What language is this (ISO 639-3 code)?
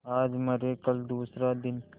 hin